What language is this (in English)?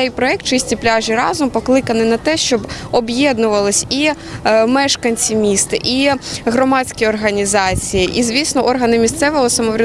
Ukrainian